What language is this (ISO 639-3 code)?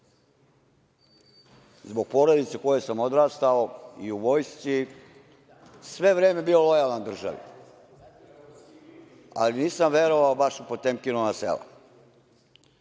srp